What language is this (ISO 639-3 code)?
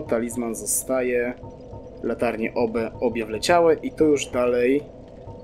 pol